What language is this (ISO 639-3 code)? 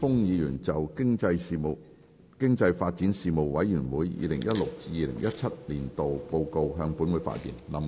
yue